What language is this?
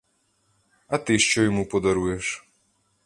Ukrainian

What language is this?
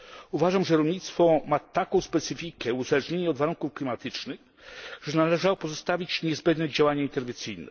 Polish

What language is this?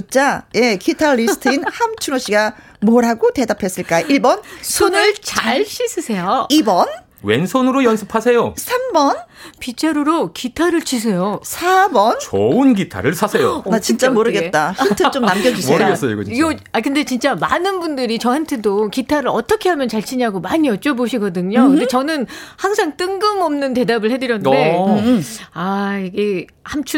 Korean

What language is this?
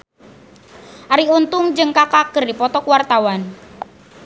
Sundanese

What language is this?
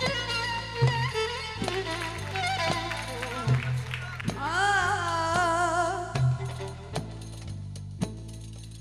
Turkish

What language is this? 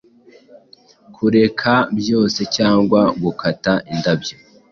Kinyarwanda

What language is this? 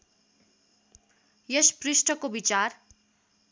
Nepali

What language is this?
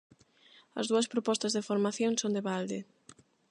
Galician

